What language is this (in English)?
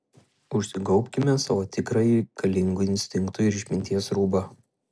Lithuanian